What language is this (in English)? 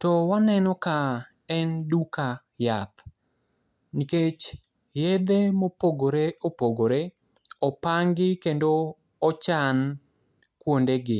Luo (Kenya and Tanzania)